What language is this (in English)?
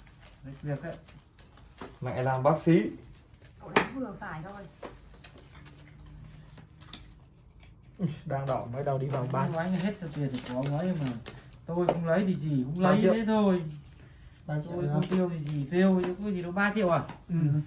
Vietnamese